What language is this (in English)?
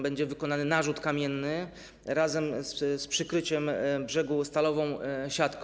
Polish